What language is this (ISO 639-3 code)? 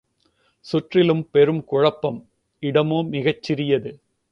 tam